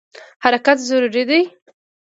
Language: Pashto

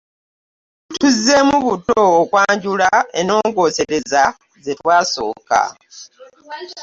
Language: Ganda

